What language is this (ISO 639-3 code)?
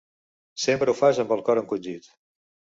cat